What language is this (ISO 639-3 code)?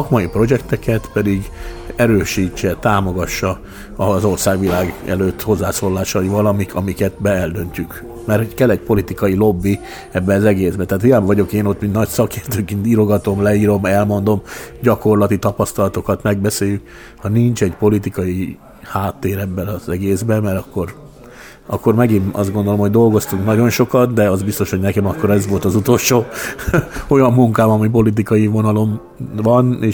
hun